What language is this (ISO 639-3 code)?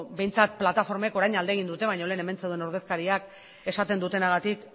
eus